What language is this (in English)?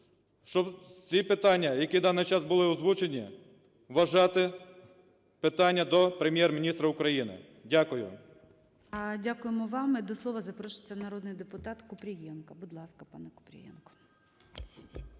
Ukrainian